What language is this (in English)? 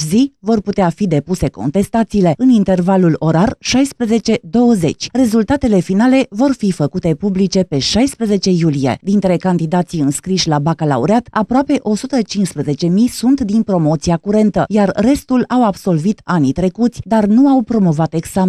Romanian